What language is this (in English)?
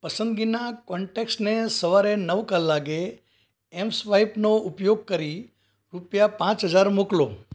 Gujarati